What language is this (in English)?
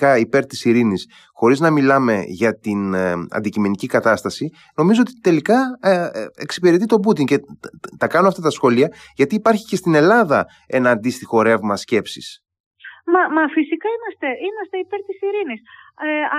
Greek